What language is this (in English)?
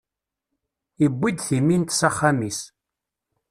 Kabyle